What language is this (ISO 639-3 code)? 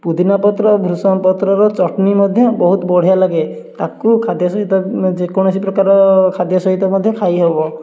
ori